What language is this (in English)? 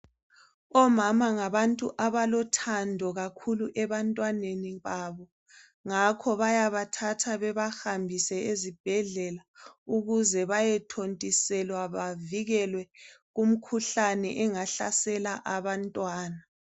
North Ndebele